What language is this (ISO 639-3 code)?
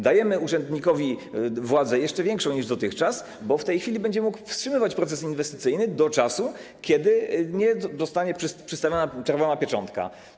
pol